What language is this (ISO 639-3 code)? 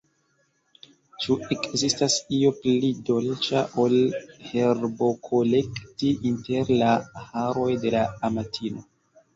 epo